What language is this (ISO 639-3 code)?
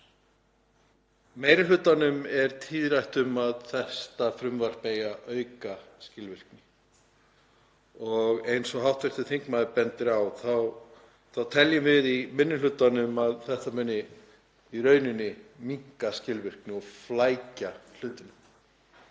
isl